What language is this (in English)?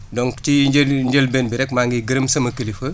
Wolof